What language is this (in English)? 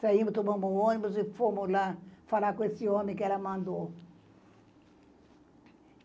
Portuguese